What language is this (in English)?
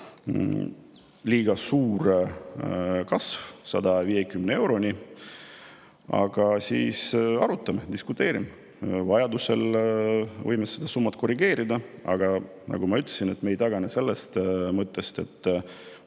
Estonian